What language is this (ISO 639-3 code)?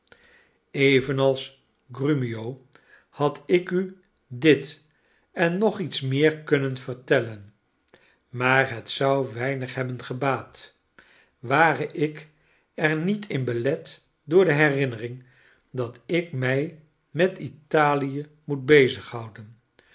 nld